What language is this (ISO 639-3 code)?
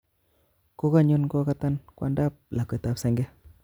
kln